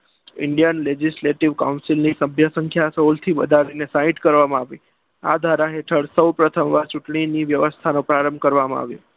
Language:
Gujarati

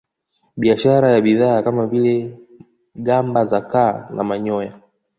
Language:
Swahili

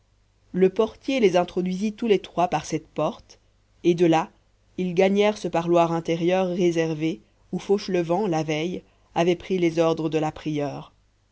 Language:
French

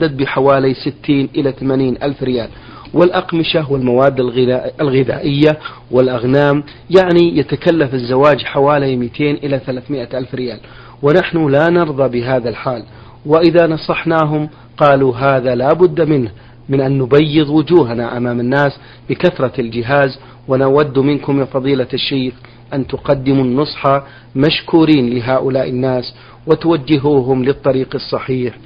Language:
Arabic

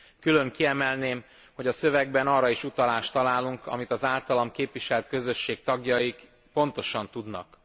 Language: Hungarian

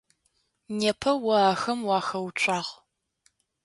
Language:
Adyghe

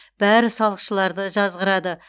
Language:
Kazakh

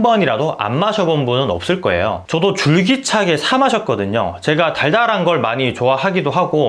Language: Korean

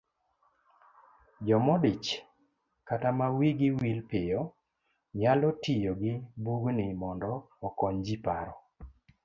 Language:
Luo (Kenya and Tanzania)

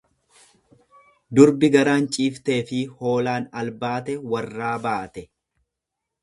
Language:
Oromo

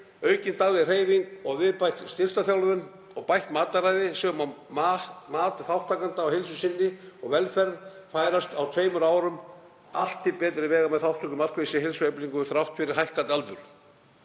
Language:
Icelandic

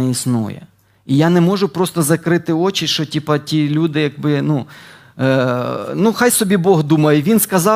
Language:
Ukrainian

